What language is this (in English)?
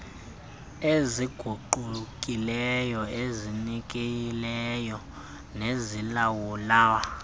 Xhosa